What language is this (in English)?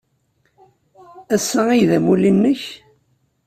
Kabyle